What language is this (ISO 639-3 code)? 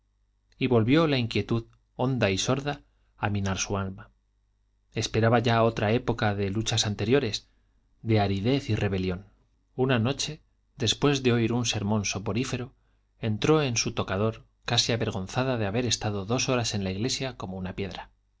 spa